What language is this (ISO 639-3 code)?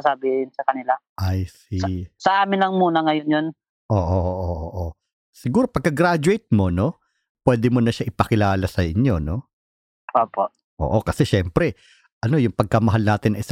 fil